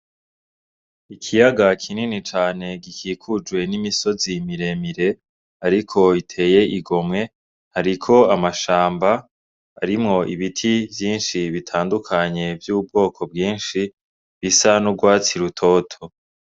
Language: Rundi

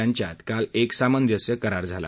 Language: Marathi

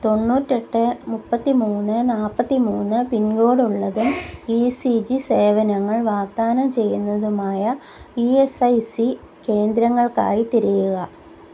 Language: Malayalam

